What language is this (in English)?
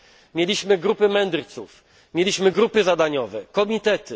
Polish